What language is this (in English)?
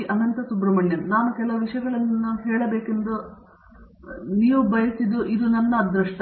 Kannada